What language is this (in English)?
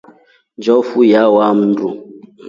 Rombo